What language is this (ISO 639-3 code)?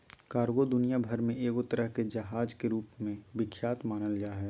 mag